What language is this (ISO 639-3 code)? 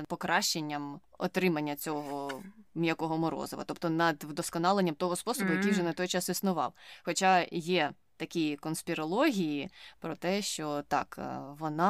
ukr